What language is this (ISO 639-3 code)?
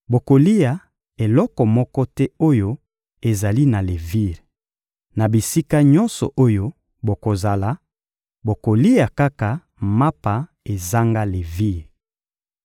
lin